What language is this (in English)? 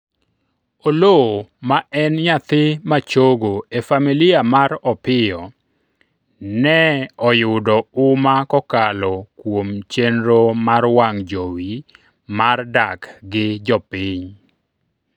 Luo (Kenya and Tanzania)